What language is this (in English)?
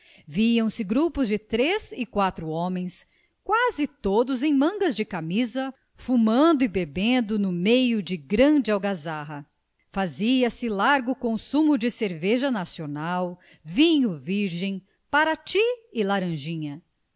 Portuguese